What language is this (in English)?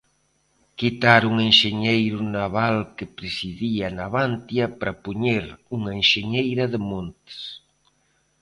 Galician